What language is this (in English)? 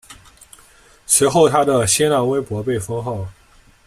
Chinese